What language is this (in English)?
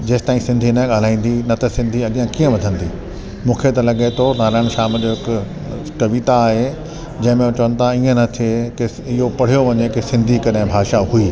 Sindhi